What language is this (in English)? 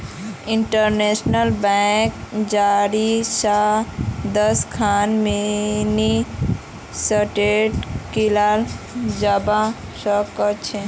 Magahi